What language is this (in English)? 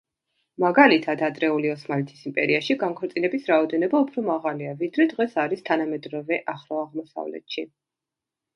Georgian